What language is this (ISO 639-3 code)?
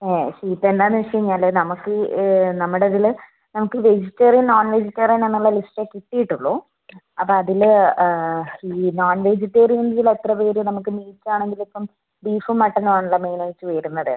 mal